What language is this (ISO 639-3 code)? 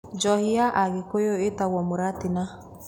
kik